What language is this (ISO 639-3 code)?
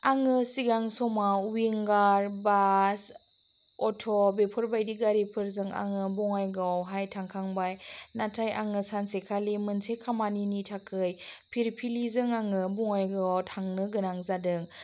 brx